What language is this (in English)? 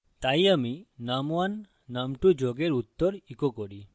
Bangla